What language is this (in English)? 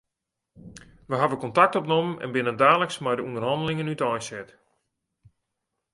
Western Frisian